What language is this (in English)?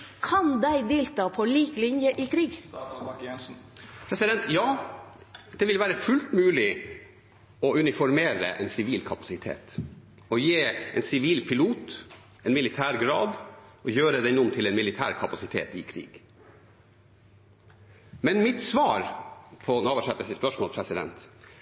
Norwegian